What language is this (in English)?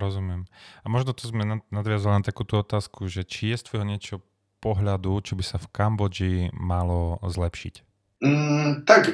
Slovak